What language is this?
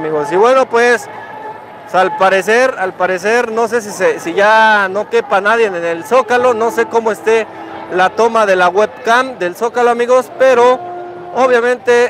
Spanish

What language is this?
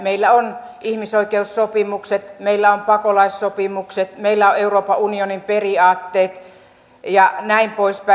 Finnish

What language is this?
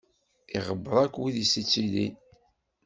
Kabyle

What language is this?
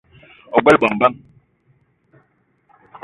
Eton (Cameroon)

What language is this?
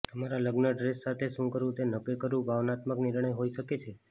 Gujarati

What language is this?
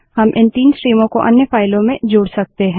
Hindi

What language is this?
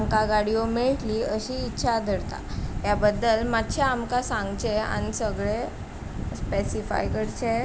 Konkani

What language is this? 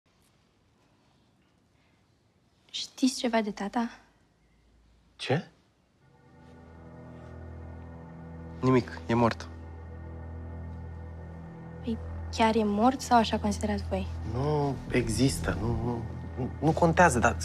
Romanian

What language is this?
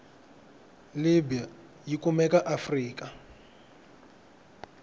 Tsonga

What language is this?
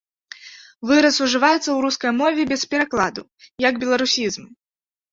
Belarusian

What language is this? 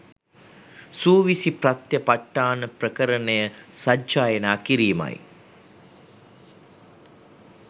Sinhala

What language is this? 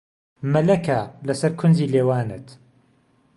Central Kurdish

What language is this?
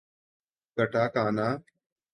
Urdu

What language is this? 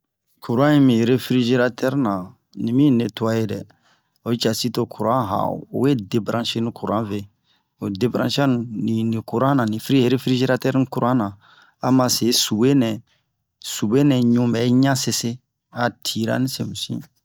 Bomu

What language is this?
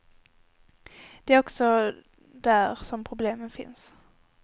Swedish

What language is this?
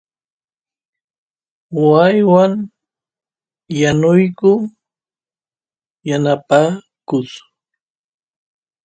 Santiago del Estero Quichua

